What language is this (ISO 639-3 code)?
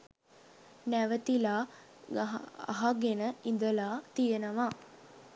sin